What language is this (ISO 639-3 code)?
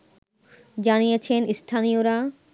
ben